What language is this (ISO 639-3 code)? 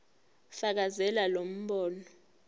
zul